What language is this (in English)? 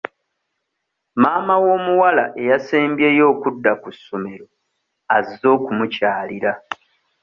Ganda